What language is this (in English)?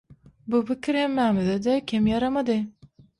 Turkmen